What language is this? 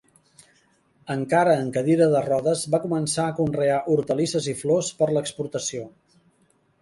Catalan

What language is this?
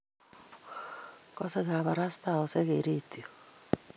Kalenjin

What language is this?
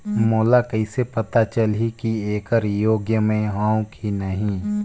Chhattisgarhi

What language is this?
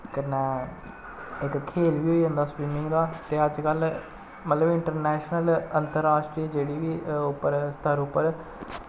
Dogri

